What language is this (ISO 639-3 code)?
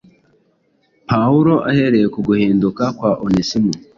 kin